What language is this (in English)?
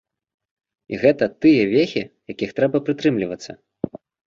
Belarusian